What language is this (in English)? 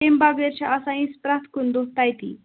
Kashmiri